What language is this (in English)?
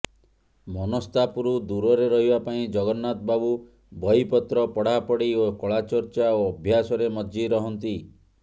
Odia